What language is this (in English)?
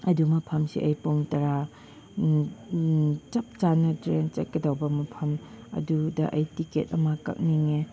Manipuri